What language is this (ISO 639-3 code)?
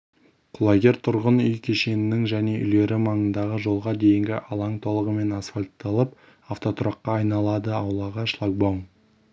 kaz